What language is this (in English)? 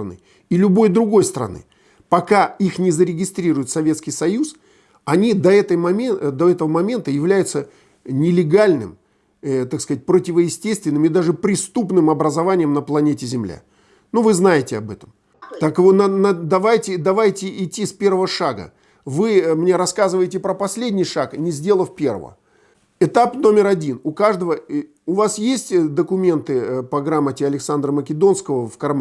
Russian